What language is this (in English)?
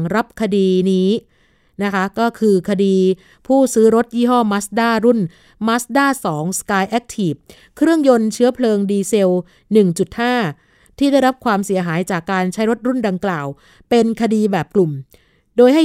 Thai